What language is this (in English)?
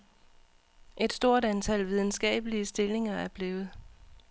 Danish